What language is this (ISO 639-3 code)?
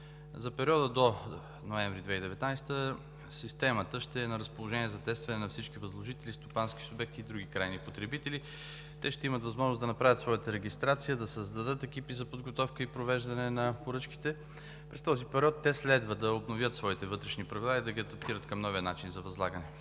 bul